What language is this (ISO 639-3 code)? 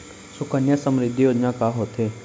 hne